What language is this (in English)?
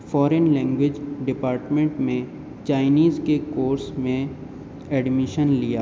Urdu